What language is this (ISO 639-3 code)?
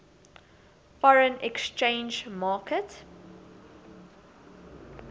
eng